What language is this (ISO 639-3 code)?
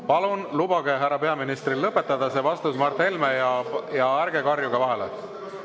est